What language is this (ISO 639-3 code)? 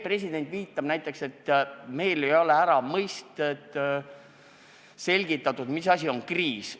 est